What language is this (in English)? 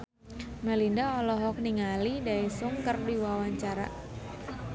Sundanese